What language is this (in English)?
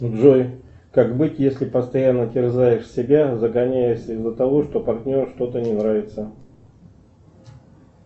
Russian